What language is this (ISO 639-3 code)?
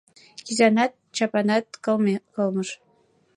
chm